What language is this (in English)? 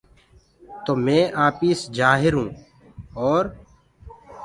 Gurgula